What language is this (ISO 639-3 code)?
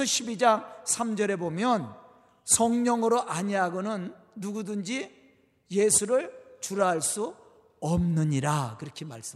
kor